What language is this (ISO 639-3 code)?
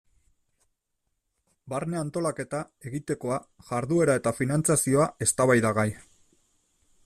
eus